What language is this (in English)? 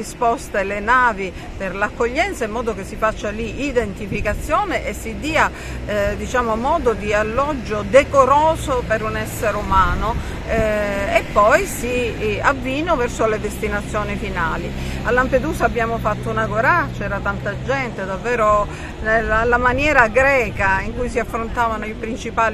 Italian